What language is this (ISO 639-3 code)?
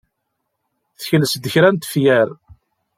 kab